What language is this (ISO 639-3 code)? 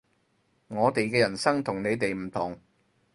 yue